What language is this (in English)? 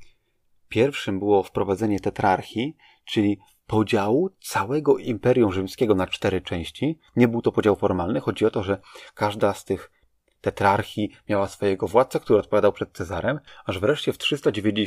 Polish